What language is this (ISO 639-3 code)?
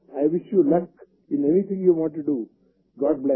hin